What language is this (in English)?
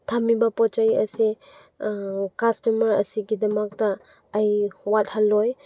Manipuri